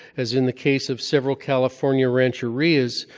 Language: English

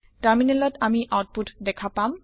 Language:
Assamese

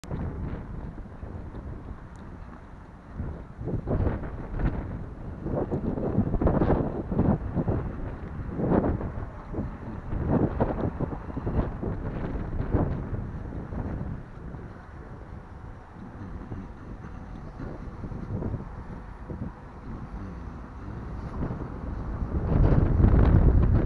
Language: Polish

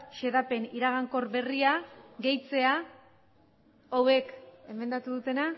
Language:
Basque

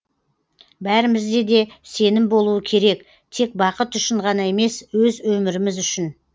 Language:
Kazakh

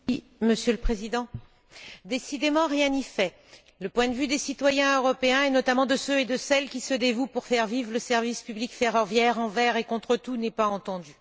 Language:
French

